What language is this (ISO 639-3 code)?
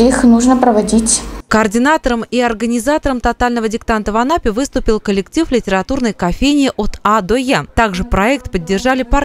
rus